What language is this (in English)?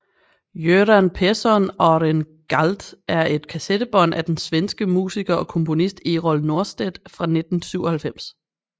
Danish